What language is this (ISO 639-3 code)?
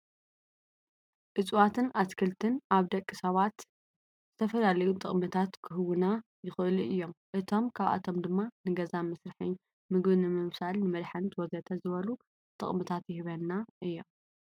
tir